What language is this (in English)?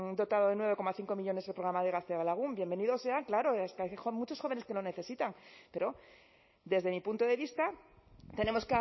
Spanish